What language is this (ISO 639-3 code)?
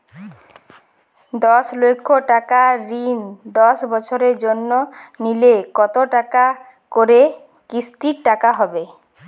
ben